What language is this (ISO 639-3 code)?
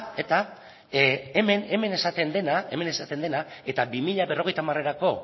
eus